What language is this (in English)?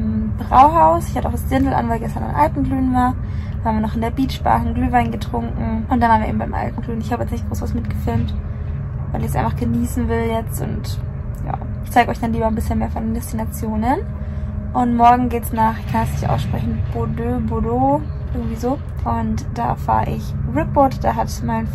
German